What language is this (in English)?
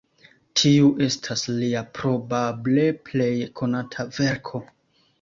Esperanto